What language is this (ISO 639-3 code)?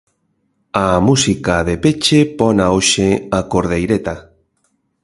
glg